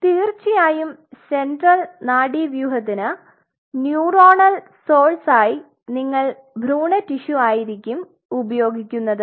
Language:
Malayalam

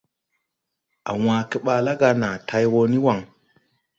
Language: Tupuri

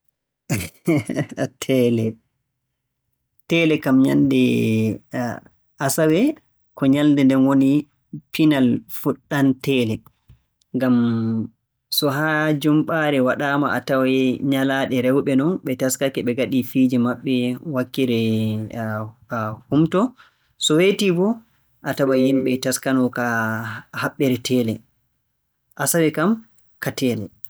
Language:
Borgu Fulfulde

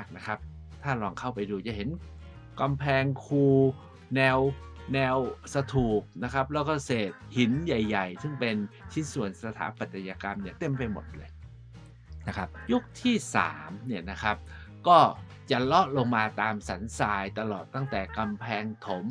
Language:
Thai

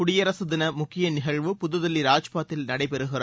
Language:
Tamil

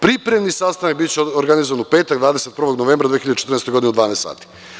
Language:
Serbian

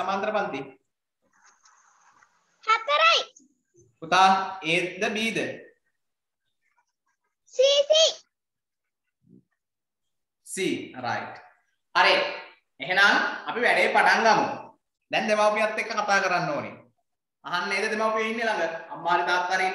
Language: Indonesian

